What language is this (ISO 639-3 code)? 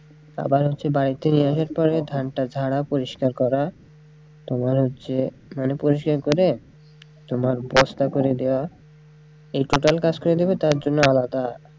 ben